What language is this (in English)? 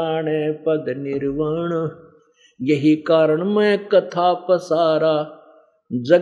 Hindi